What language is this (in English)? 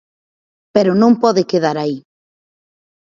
Galician